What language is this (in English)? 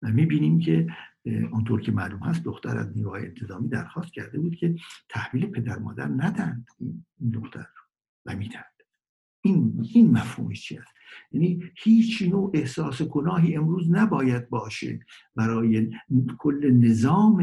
Persian